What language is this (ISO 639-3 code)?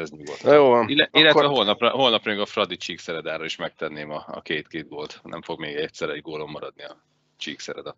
hun